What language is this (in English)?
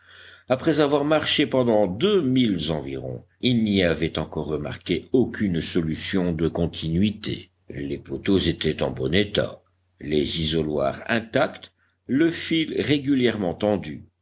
French